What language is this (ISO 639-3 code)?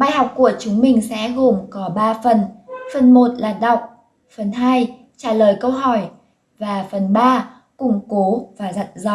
vie